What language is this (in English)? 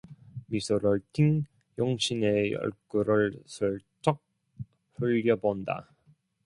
Korean